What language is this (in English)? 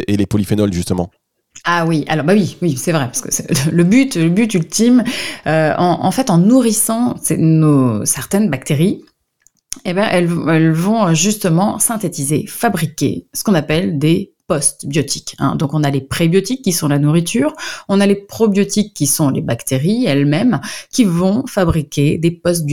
French